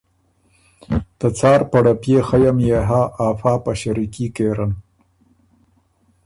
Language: Ormuri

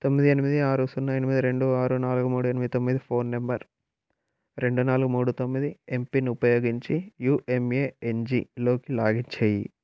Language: Telugu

